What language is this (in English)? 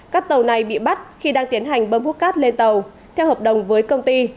Vietnamese